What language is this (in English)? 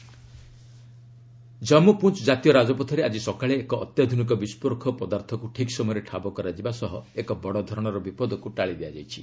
Odia